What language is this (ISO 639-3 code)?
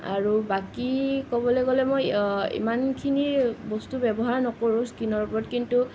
asm